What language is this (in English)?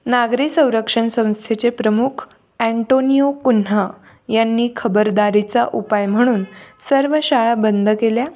Marathi